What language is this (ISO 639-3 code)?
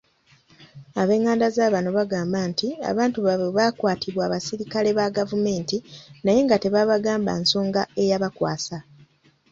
lug